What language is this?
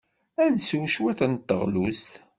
Kabyle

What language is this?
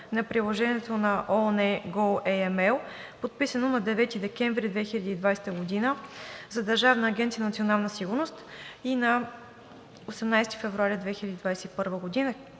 Bulgarian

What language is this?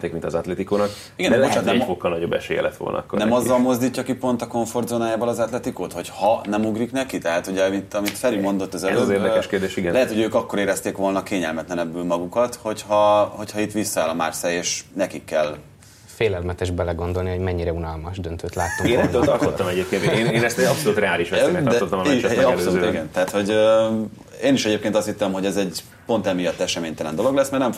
Hungarian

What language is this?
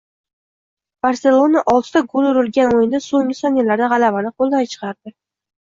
Uzbek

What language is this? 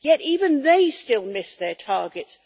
English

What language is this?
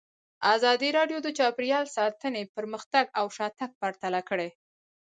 Pashto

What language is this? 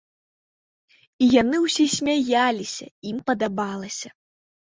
Belarusian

